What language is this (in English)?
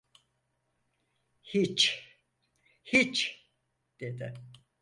Turkish